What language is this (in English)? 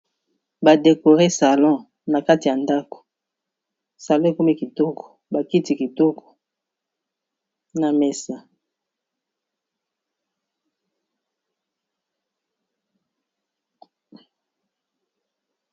Lingala